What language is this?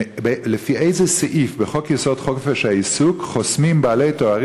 Hebrew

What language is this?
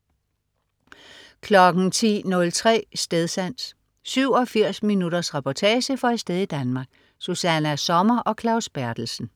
Danish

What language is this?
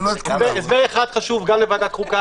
Hebrew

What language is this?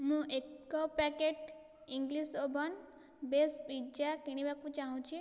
Odia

